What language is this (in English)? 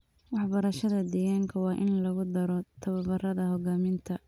Somali